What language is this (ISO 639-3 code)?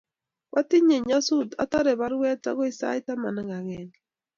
kln